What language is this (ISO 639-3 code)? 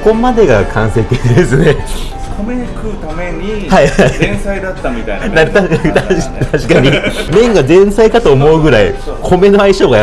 jpn